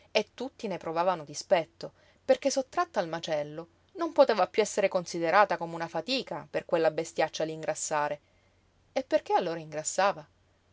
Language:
Italian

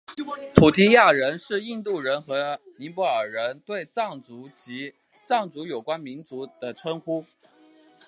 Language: Chinese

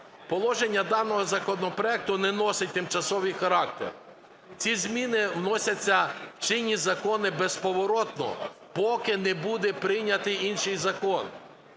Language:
Ukrainian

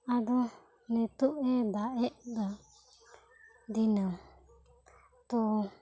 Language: Santali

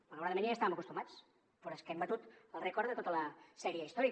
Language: Catalan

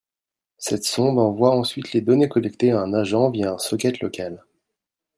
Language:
French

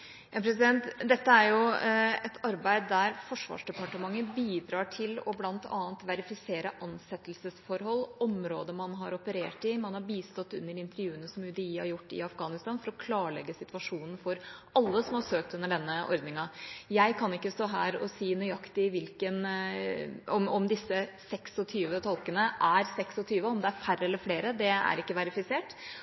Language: Norwegian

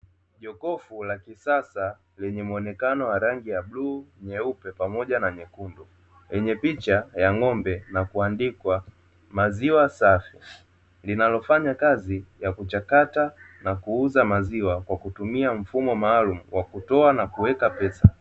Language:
Swahili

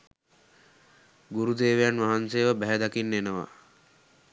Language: Sinhala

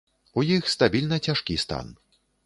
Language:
Belarusian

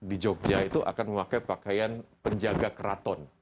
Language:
Indonesian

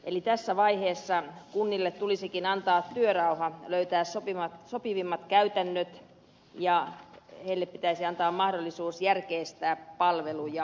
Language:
Finnish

